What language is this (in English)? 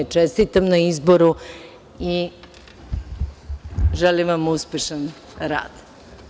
Serbian